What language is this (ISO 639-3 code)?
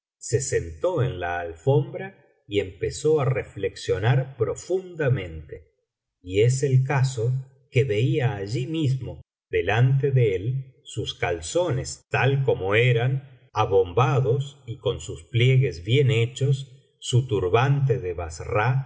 spa